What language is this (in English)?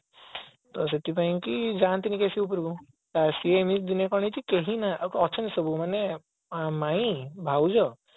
Odia